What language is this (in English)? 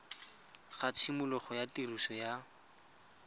Tswana